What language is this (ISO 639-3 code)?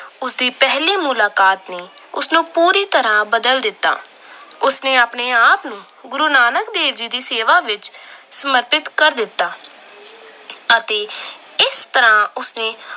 pan